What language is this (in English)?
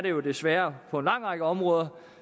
Danish